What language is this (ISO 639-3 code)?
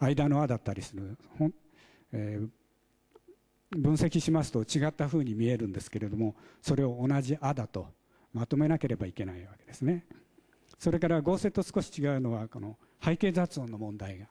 jpn